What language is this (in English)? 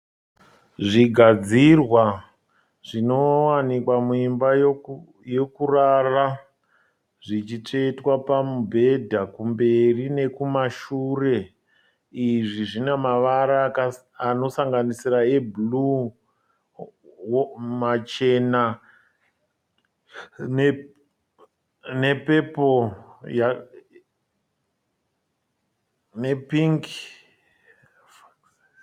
Shona